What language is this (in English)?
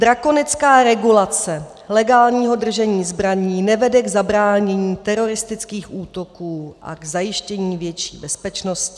Czech